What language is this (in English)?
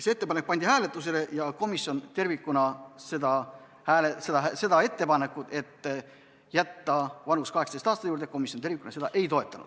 Estonian